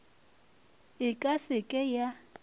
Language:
Northern Sotho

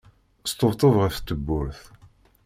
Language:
Kabyle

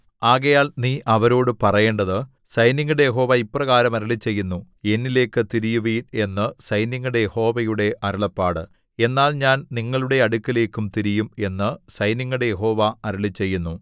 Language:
Malayalam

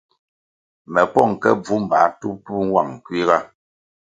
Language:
Kwasio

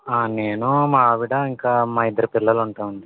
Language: Telugu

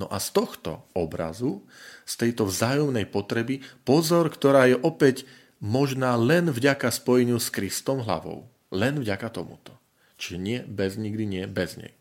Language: Slovak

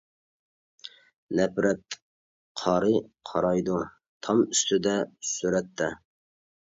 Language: Uyghur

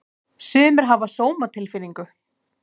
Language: Icelandic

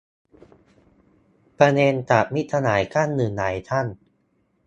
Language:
Thai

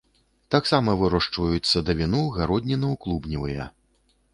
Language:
Belarusian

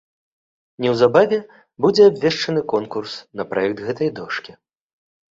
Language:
Belarusian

